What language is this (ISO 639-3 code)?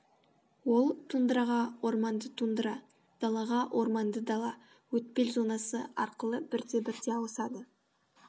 kaz